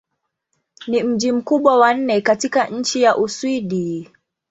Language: Swahili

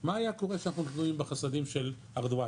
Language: Hebrew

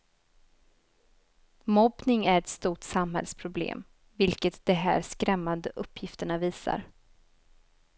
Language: Swedish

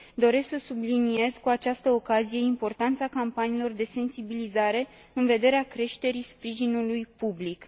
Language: Romanian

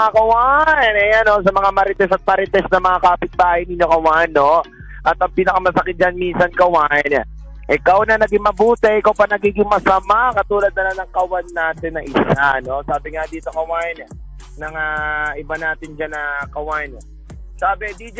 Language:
Filipino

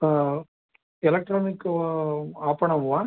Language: Sanskrit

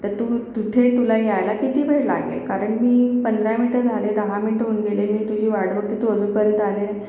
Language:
Marathi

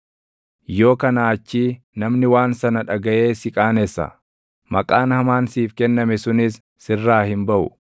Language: Oromo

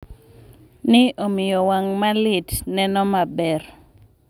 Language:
Luo (Kenya and Tanzania)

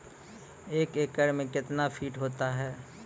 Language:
Maithili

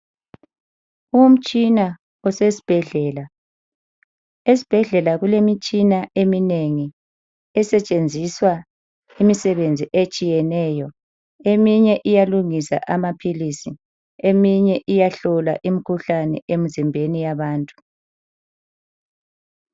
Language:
North Ndebele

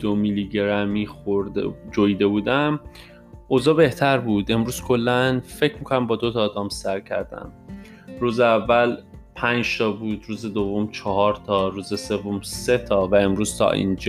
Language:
Persian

